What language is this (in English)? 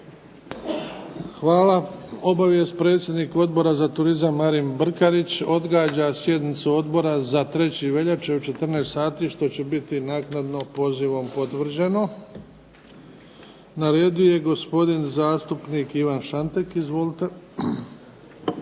Croatian